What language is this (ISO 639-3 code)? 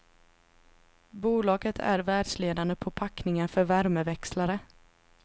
swe